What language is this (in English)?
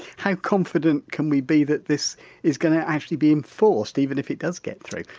English